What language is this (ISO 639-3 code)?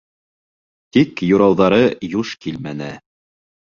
bak